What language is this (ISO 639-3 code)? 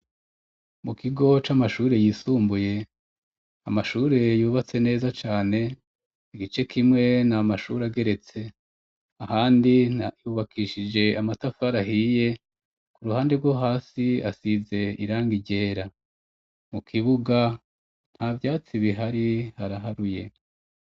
run